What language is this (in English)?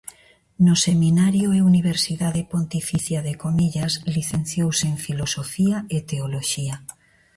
Galician